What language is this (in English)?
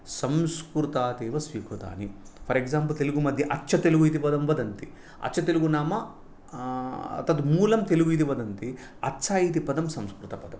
Sanskrit